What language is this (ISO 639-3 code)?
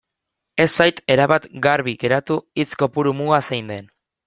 eus